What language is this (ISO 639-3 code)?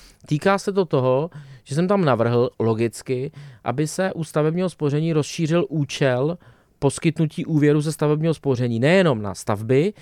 ces